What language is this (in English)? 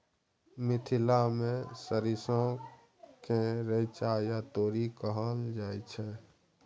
Maithili